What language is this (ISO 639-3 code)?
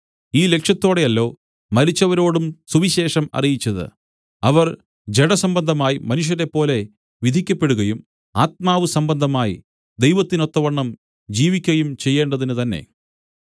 mal